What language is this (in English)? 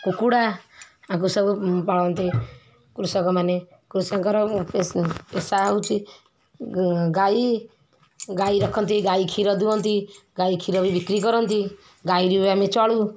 Odia